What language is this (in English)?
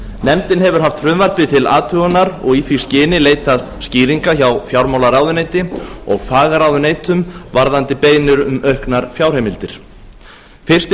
Icelandic